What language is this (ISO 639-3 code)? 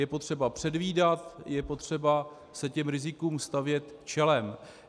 ces